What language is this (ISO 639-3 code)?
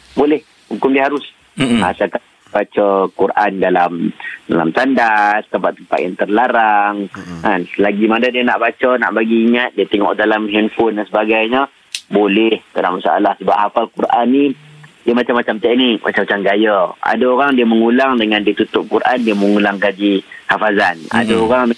msa